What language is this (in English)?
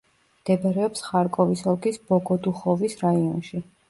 Georgian